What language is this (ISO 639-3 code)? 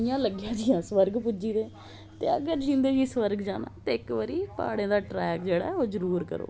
doi